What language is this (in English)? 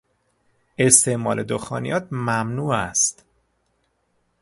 Persian